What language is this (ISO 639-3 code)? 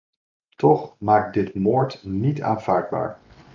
nld